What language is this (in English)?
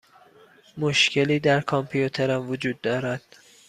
Persian